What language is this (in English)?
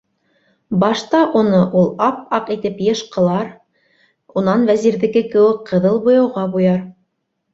Bashkir